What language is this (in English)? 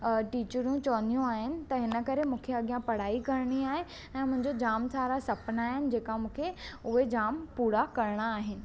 Sindhi